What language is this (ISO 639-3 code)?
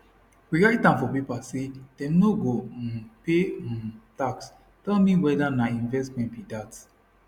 pcm